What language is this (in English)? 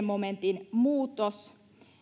Finnish